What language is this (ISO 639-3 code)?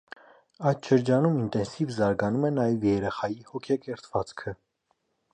hye